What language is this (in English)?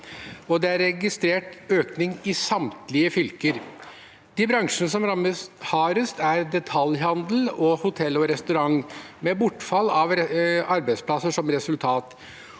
Norwegian